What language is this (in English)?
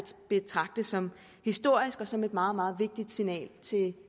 Danish